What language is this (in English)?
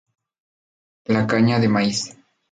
Spanish